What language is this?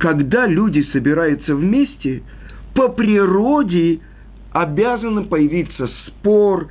Russian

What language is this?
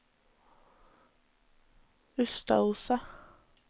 Norwegian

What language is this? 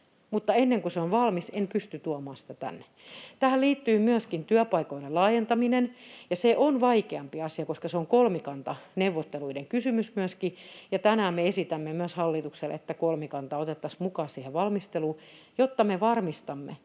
Finnish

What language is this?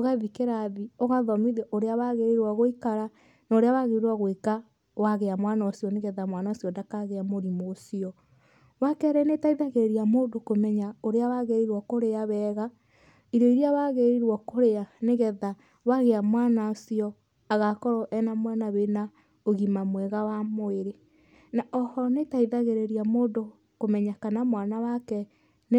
Kikuyu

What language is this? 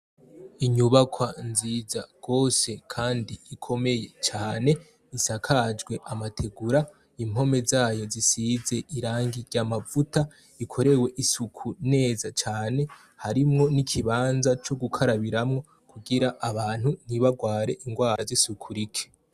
Rundi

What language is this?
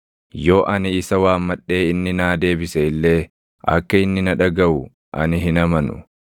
Oromo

